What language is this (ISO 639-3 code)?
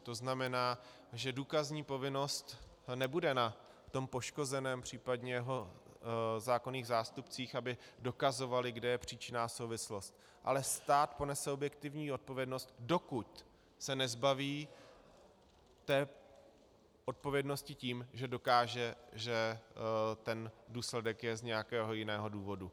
ces